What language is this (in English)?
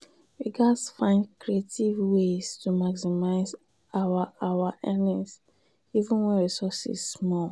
Nigerian Pidgin